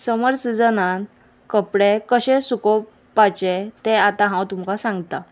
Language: Konkani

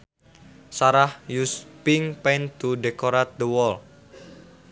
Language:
Sundanese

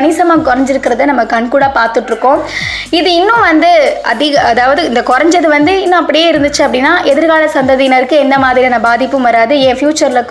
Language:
Tamil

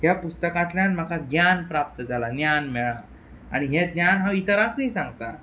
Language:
Konkani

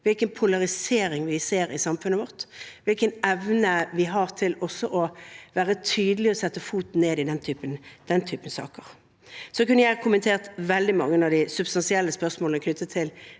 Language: Norwegian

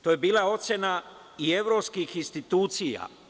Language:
Serbian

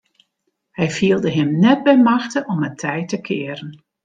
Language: Western Frisian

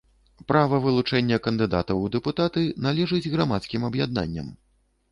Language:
Belarusian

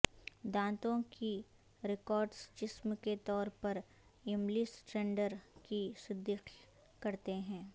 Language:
Urdu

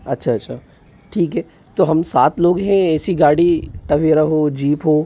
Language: Hindi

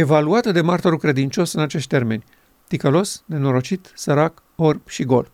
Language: Romanian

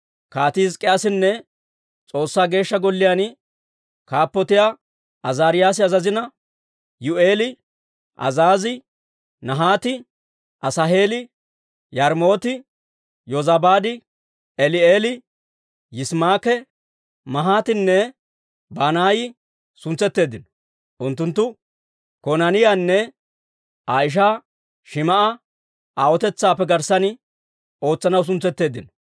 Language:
Dawro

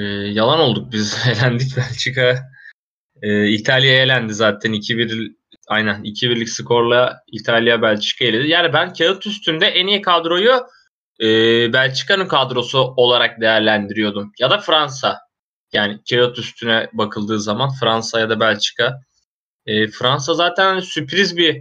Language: Turkish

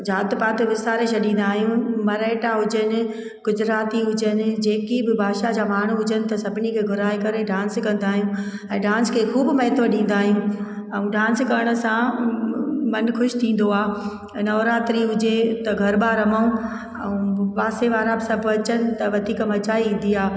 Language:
Sindhi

